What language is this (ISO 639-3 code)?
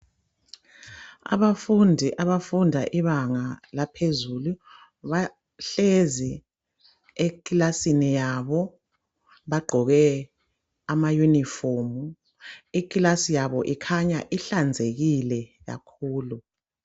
nde